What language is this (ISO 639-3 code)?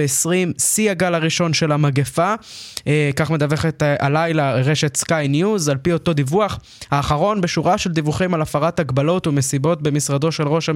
heb